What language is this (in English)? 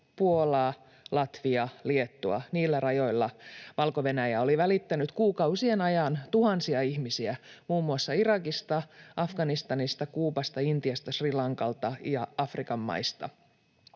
Finnish